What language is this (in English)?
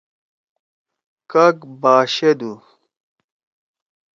Torwali